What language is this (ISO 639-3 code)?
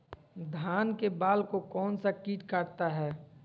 mag